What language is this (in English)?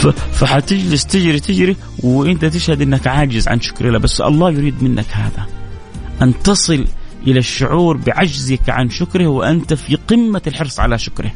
Arabic